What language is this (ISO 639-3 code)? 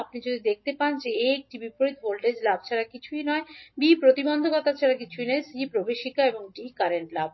ben